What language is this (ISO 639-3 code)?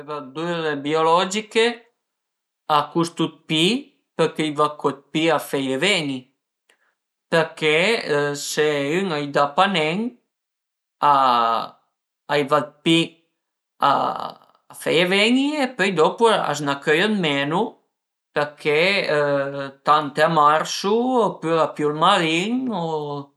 pms